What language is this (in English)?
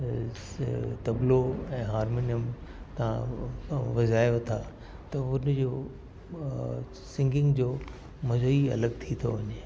Sindhi